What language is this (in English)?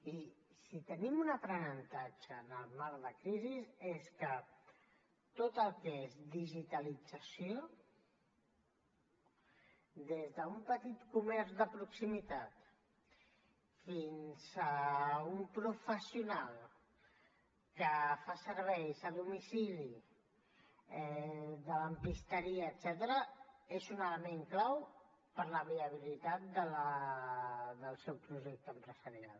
Catalan